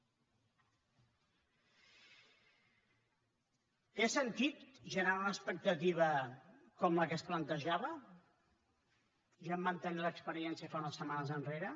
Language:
Catalan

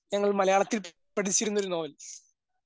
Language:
Malayalam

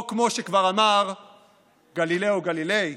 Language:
Hebrew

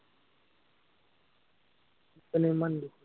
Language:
Assamese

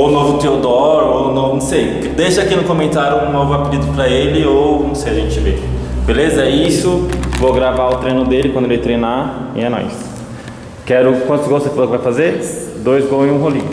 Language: Portuguese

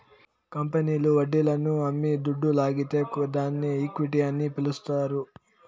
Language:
Telugu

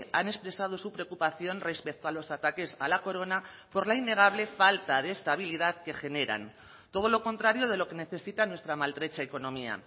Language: Spanish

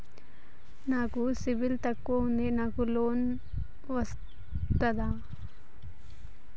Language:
Telugu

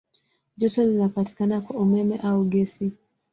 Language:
Swahili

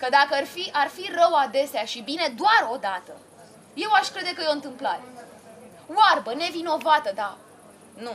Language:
Romanian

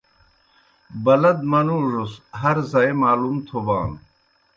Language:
Kohistani Shina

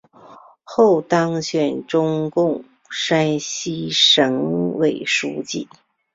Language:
Chinese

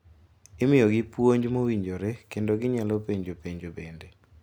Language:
Luo (Kenya and Tanzania)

